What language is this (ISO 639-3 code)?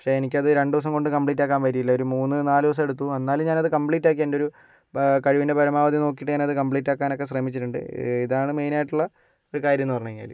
mal